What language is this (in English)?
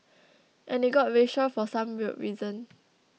English